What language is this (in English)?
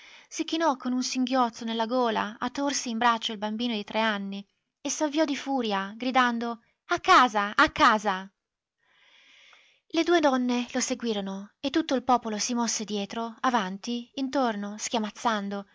Italian